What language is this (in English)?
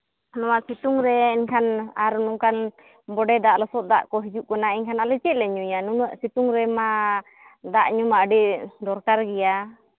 Santali